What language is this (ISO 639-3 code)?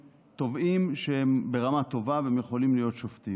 heb